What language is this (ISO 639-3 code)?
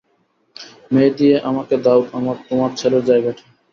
ben